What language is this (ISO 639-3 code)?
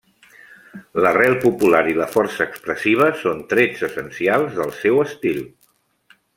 cat